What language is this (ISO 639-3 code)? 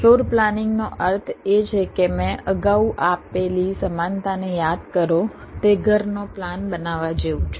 guj